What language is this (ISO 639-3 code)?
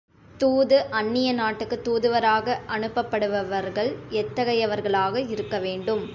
tam